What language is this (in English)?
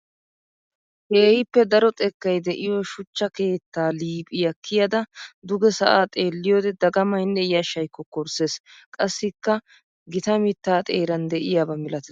Wolaytta